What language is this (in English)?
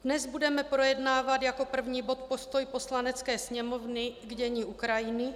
Czech